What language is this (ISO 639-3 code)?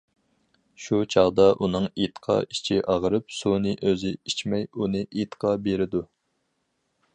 uig